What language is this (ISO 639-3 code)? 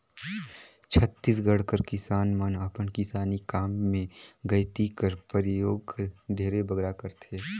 hne